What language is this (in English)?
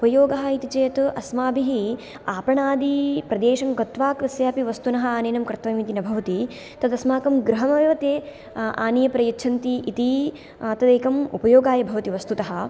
Sanskrit